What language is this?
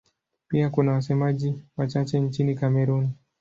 Swahili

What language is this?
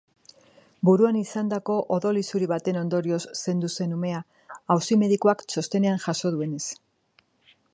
Basque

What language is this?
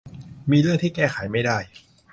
Thai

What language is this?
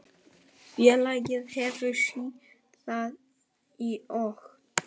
Icelandic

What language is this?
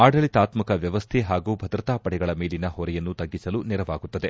Kannada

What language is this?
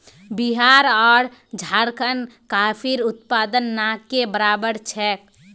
Magahi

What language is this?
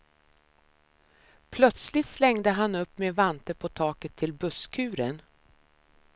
Swedish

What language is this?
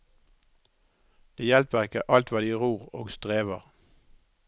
Norwegian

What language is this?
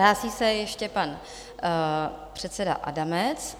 Czech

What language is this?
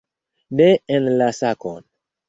Esperanto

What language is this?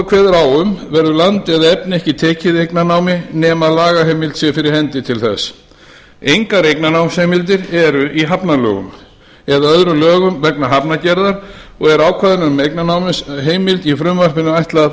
Icelandic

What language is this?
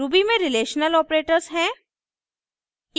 Hindi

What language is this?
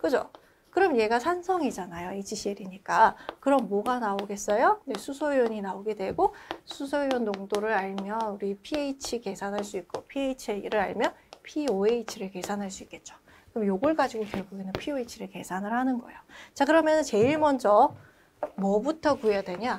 Korean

